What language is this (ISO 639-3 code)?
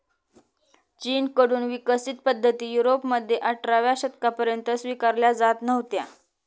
mar